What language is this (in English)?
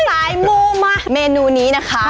Thai